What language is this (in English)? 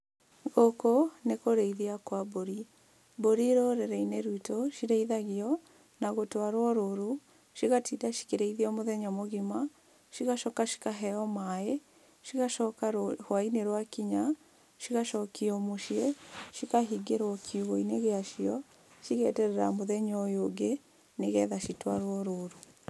Kikuyu